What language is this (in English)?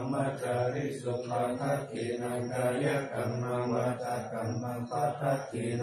Thai